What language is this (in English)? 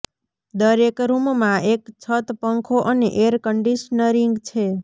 Gujarati